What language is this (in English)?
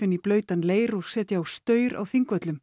Icelandic